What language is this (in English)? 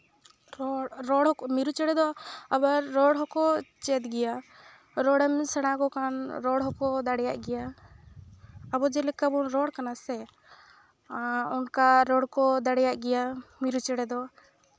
Santali